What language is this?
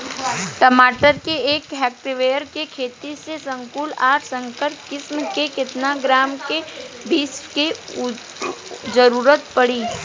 Bhojpuri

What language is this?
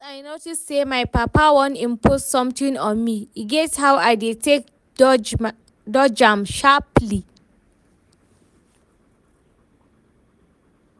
Nigerian Pidgin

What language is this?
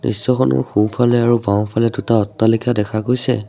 Assamese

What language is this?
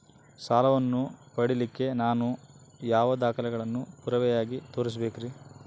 Kannada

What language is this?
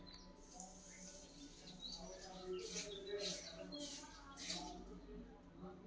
Kannada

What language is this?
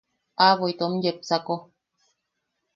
Yaqui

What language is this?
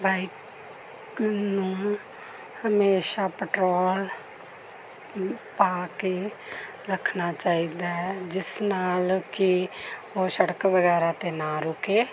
Punjabi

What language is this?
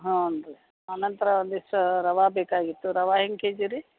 Kannada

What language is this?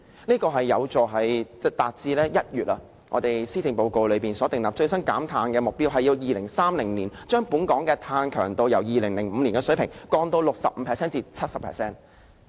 Cantonese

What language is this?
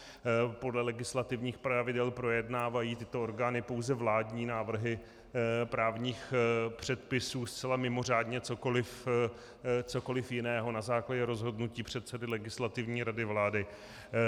Czech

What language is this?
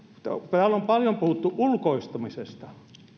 Finnish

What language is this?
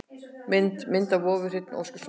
Icelandic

